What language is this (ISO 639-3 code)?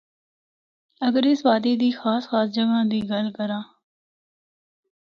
hno